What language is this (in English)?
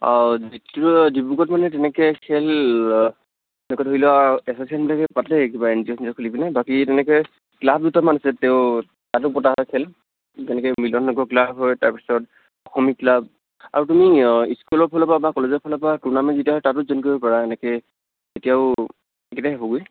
Assamese